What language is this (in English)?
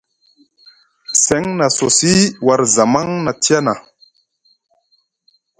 Musgu